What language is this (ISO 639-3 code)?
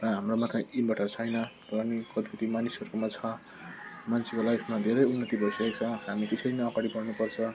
nep